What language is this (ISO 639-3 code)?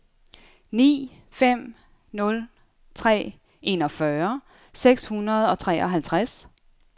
dan